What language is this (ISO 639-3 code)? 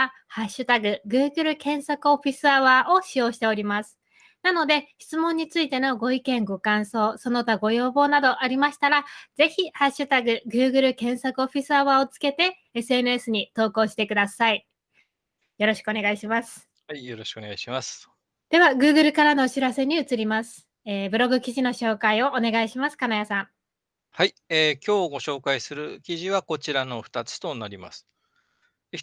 jpn